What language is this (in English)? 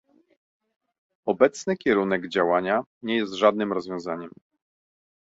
Polish